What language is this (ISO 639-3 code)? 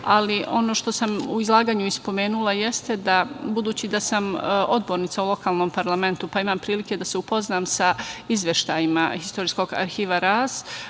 srp